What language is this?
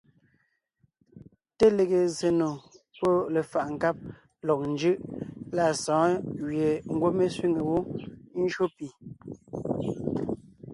Ngiemboon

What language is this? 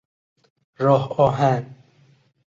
Persian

